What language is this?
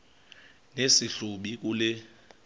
Xhosa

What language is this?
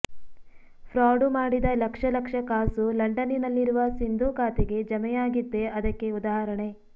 Kannada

